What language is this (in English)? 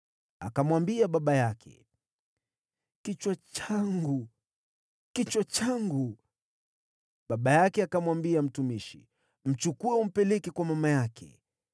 Swahili